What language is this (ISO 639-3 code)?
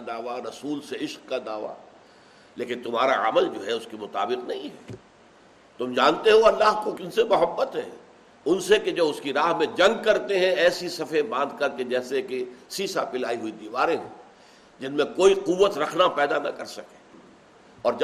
urd